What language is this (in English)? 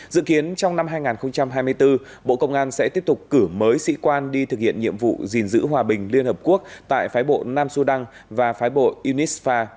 Vietnamese